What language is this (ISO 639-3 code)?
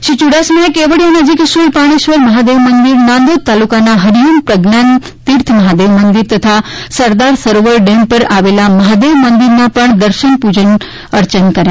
guj